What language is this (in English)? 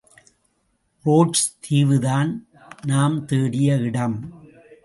Tamil